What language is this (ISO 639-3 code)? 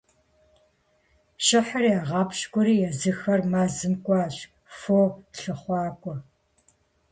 kbd